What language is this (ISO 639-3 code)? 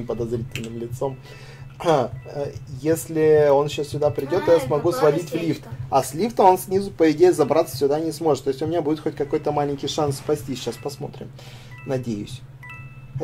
rus